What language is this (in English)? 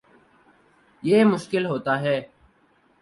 Urdu